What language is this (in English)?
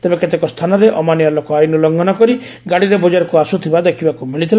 Odia